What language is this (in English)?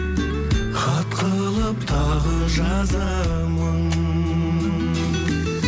Kazakh